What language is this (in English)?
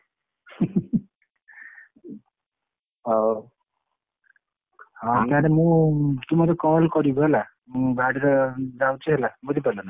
Odia